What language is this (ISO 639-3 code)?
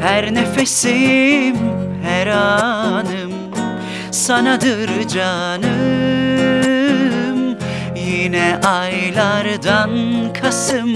tur